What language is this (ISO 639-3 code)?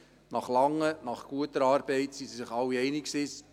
gsw